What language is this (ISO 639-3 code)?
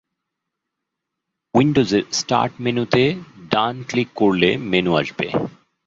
ben